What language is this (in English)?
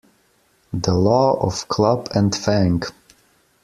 English